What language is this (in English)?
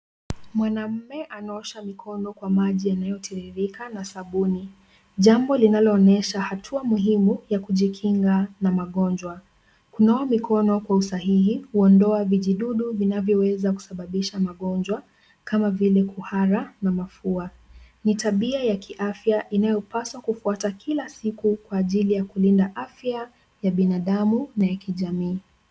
Swahili